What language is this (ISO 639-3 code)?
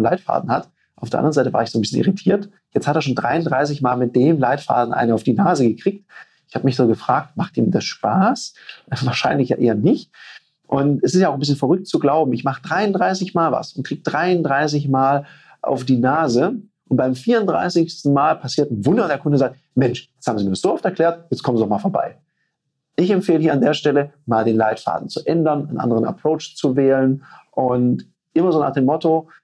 deu